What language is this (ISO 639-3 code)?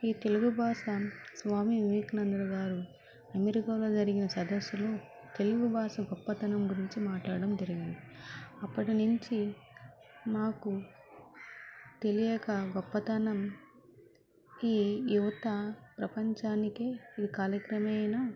tel